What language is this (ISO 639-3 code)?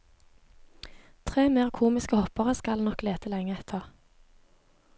nor